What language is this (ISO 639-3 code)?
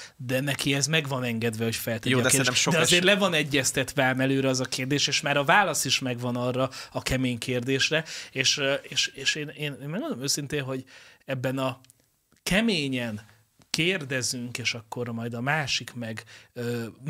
hun